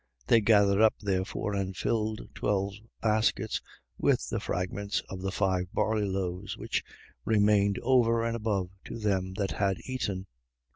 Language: English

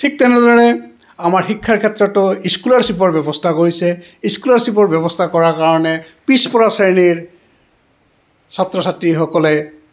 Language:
Assamese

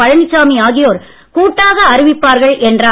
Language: Tamil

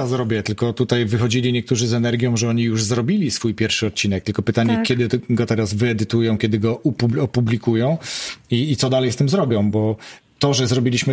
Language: Polish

